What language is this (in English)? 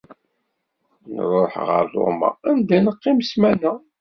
Kabyle